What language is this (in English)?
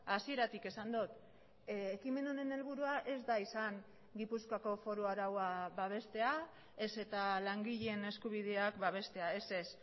Basque